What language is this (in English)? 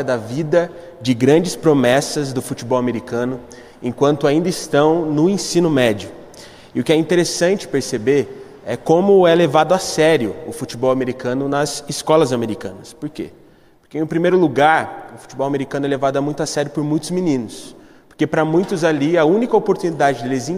Portuguese